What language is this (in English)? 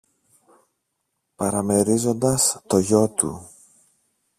Greek